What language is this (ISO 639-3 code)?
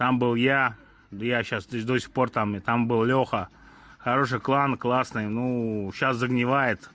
rus